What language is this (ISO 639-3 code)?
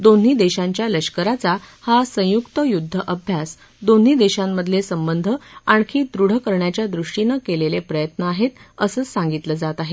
mar